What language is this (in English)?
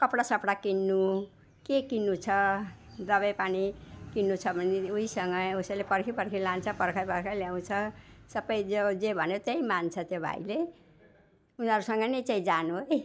Nepali